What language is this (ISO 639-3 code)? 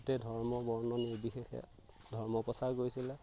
asm